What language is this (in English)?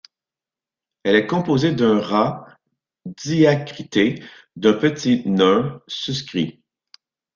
French